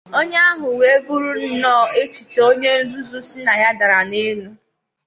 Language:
Igbo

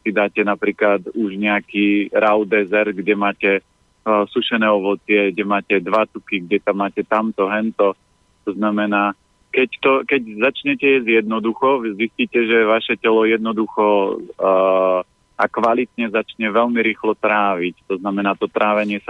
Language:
Slovak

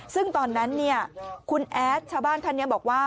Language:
Thai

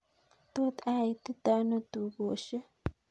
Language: Kalenjin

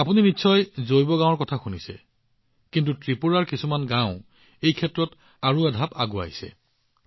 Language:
Assamese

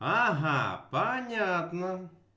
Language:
Russian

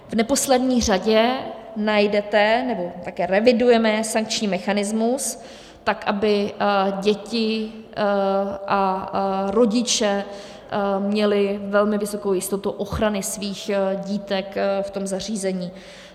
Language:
Czech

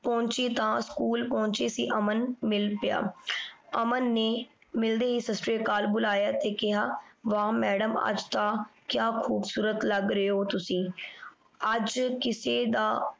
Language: Punjabi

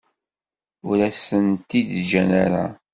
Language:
Kabyle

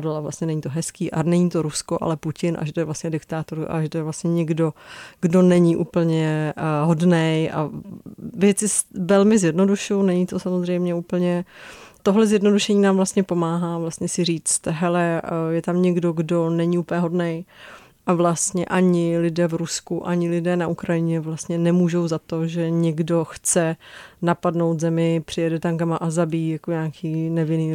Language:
Czech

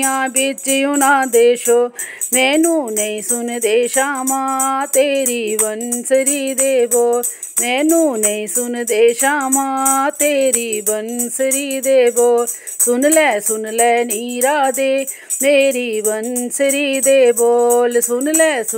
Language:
Hindi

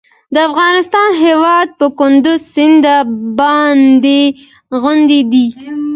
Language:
Pashto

